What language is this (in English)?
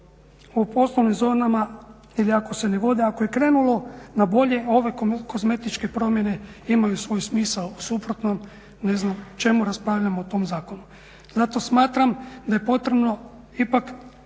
Croatian